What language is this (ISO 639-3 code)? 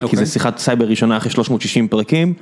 heb